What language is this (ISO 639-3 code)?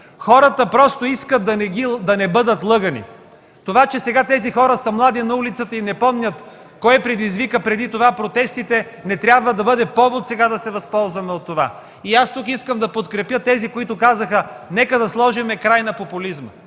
bul